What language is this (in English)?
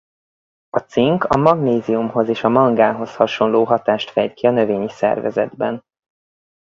Hungarian